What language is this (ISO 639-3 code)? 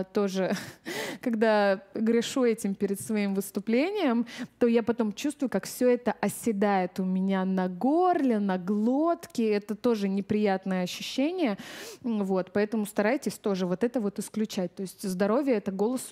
rus